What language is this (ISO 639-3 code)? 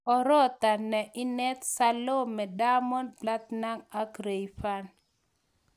kln